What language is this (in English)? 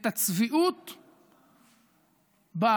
Hebrew